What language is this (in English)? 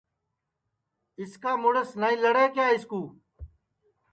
Sansi